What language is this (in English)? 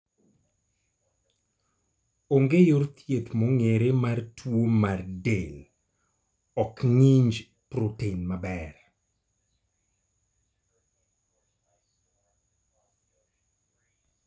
Luo (Kenya and Tanzania)